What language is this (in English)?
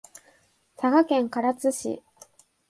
Japanese